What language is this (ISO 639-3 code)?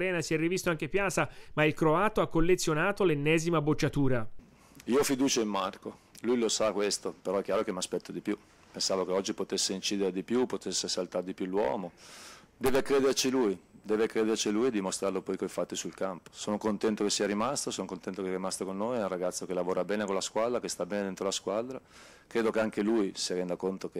ita